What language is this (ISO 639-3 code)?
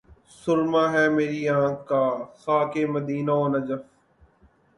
urd